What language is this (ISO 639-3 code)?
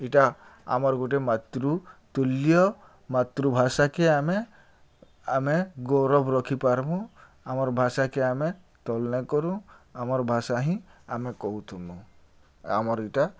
ori